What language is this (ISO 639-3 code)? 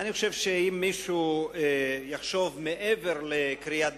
heb